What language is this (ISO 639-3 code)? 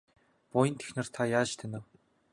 mon